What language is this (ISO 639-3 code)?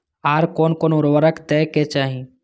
mai